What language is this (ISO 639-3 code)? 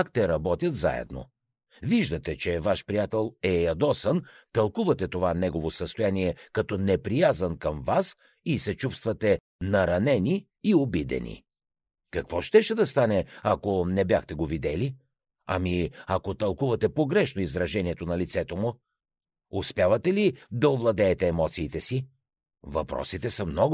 bul